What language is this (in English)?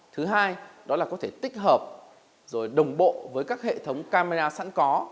Vietnamese